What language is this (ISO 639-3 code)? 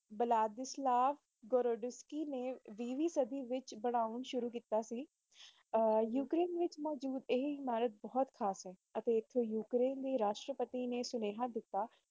pan